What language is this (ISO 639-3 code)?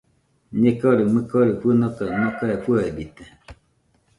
hux